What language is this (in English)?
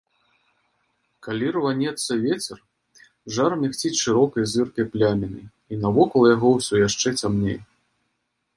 Belarusian